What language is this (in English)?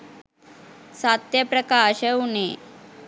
Sinhala